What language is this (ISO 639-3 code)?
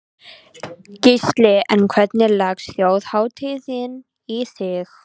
isl